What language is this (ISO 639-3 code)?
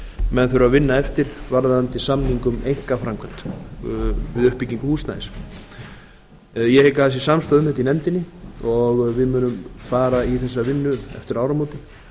isl